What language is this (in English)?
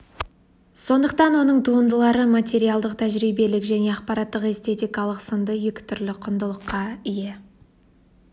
Kazakh